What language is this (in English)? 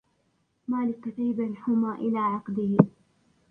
Arabic